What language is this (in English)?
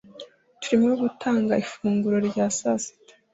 Kinyarwanda